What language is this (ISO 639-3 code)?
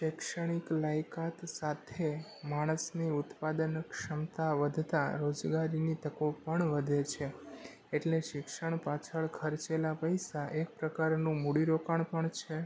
guj